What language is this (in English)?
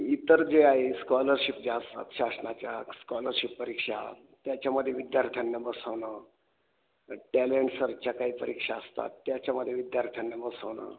Marathi